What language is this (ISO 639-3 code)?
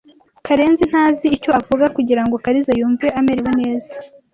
kin